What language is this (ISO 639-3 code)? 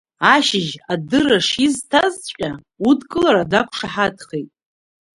abk